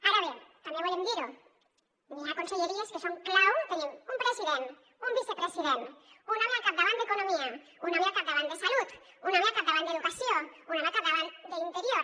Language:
Catalan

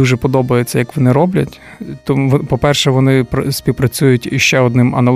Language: Ukrainian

